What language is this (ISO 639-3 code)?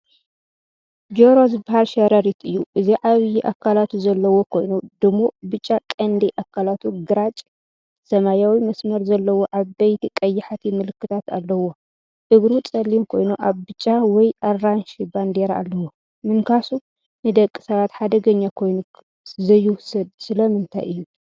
tir